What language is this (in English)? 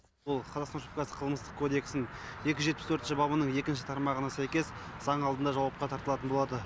Kazakh